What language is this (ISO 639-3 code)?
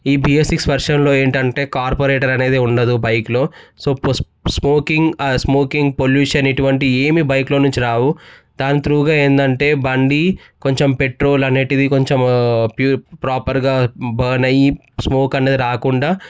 tel